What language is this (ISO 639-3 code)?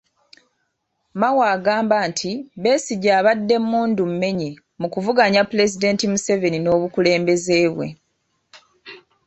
lug